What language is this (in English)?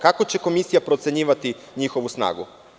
Serbian